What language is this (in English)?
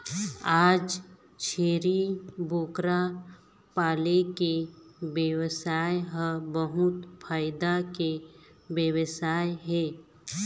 Chhattisgarhi